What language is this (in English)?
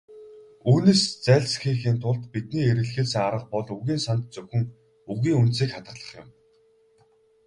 Mongolian